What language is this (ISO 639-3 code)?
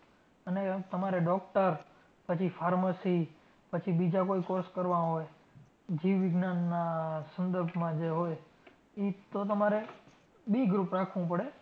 guj